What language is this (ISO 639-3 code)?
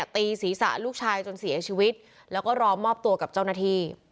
tha